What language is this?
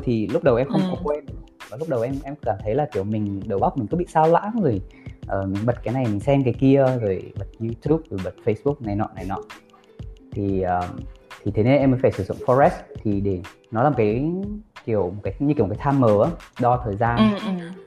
Vietnamese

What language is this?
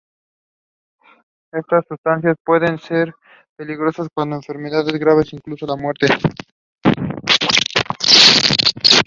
Spanish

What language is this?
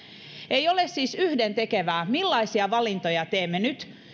Finnish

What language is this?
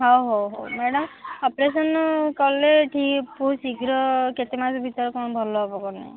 Odia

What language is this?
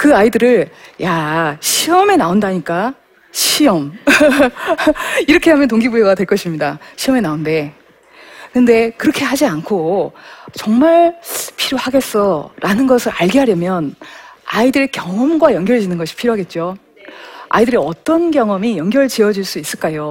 Korean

